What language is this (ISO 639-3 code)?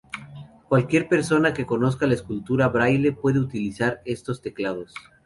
spa